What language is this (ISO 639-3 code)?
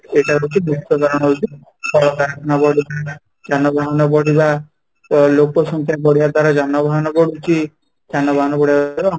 ori